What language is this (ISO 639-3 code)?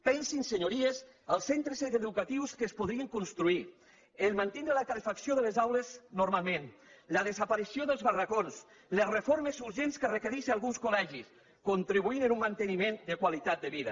cat